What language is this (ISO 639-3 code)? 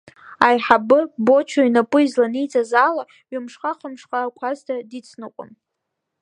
abk